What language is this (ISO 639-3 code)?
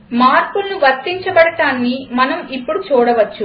tel